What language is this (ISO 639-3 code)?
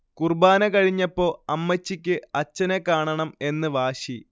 mal